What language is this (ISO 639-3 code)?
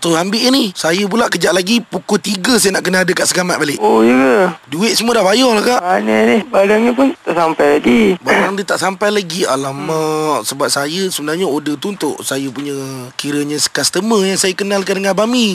msa